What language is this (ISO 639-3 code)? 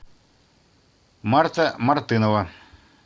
rus